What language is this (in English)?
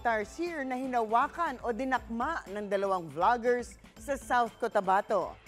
Filipino